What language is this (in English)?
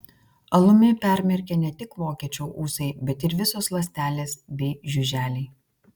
Lithuanian